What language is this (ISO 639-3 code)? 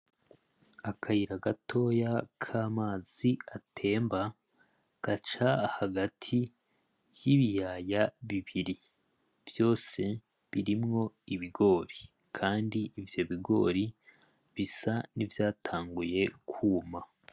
run